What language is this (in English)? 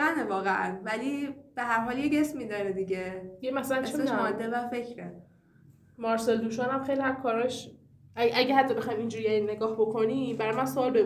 Persian